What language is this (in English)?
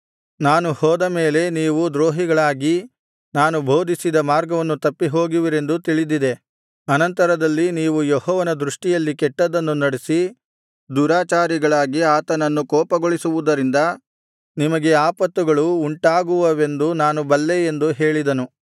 Kannada